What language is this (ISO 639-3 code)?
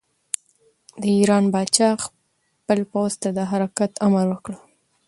pus